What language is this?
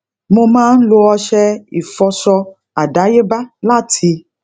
Yoruba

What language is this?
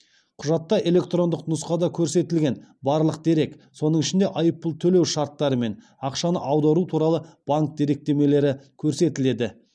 Kazakh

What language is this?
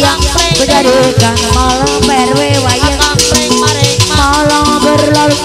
Thai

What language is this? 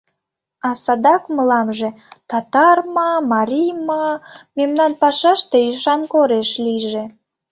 Mari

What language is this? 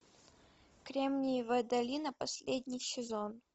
Russian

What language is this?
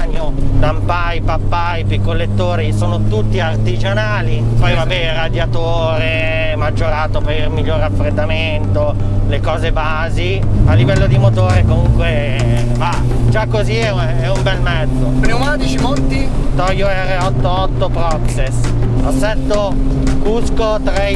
Italian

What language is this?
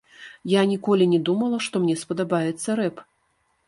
Belarusian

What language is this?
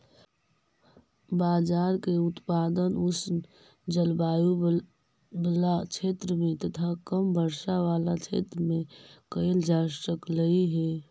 Magahi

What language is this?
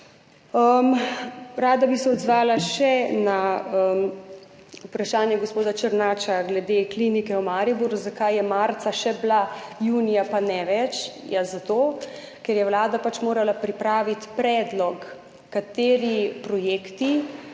Slovenian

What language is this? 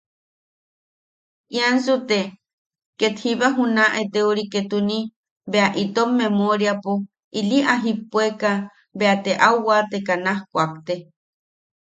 Yaqui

